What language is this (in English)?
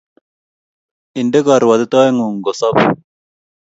Kalenjin